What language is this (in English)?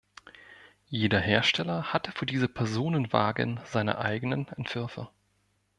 German